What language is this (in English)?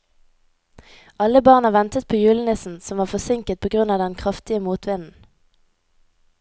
Norwegian